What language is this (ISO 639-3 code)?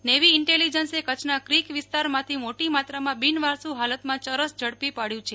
guj